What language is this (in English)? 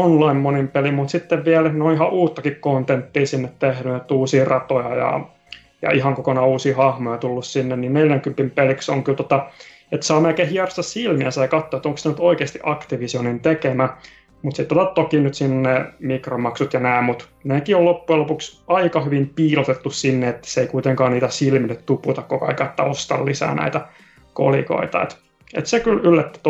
Finnish